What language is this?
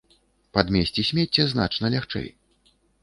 Belarusian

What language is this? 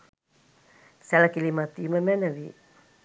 Sinhala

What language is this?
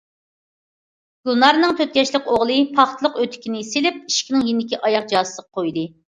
Uyghur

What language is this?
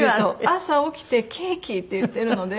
Japanese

